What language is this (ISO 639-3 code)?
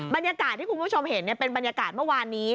tha